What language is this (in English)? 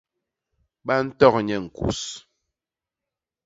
Basaa